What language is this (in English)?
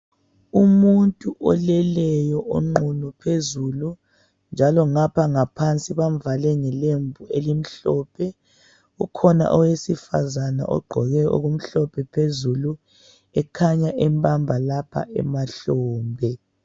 North Ndebele